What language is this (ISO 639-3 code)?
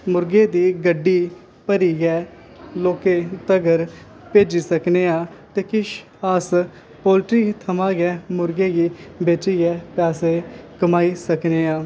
doi